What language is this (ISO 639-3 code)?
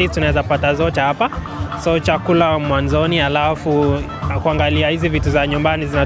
swa